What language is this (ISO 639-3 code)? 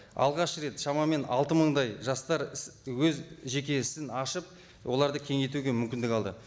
kaz